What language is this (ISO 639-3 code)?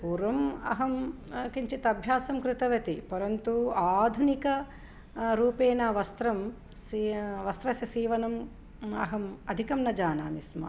san